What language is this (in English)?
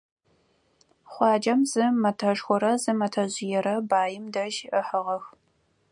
Adyghe